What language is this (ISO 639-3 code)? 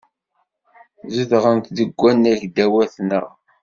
kab